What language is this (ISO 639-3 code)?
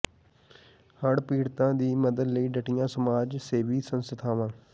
pan